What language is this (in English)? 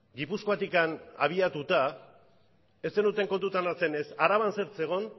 Basque